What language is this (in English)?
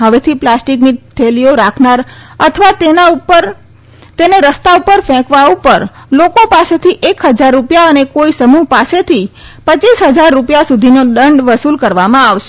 Gujarati